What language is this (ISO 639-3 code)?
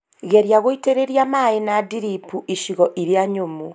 kik